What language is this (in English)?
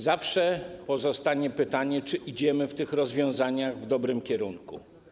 Polish